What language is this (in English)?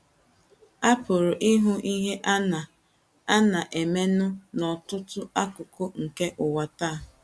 Igbo